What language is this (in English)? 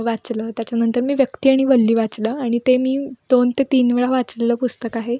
Marathi